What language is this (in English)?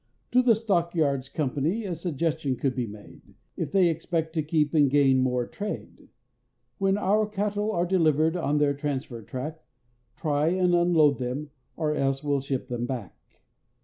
English